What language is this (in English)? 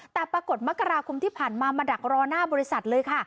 Thai